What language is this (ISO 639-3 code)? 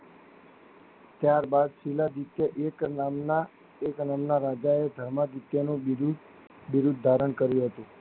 guj